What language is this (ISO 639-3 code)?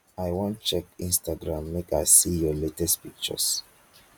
pcm